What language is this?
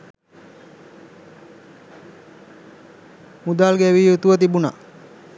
Sinhala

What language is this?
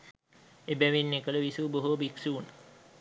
Sinhala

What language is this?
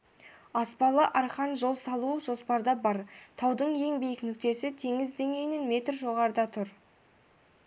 Kazakh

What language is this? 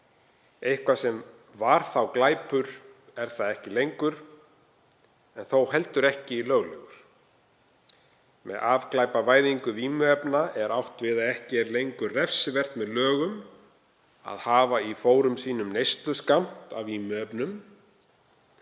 Icelandic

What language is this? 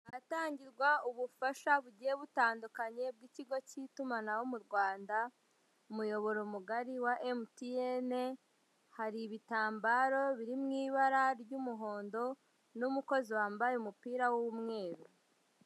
Kinyarwanda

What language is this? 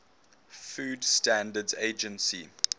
English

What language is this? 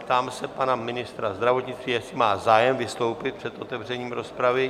Czech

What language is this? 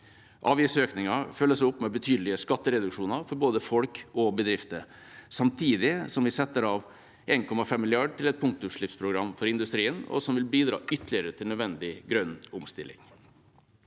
Norwegian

